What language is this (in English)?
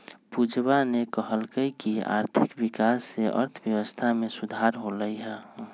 Magahi